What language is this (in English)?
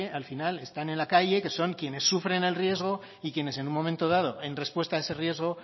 Spanish